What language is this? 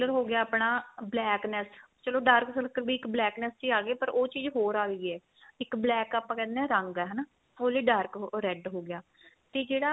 Punjabi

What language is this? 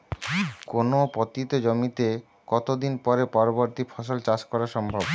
Bangla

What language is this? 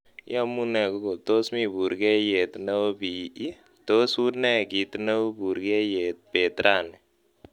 Kalenjin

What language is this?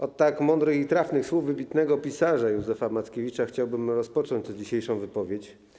Polish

